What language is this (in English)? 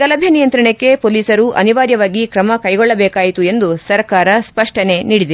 Kannada